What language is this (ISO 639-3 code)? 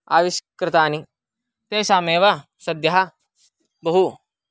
san